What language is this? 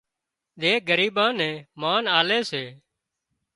Wadiyara Koli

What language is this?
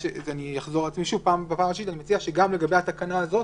Hebrew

